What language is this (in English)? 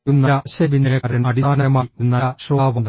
Malayalam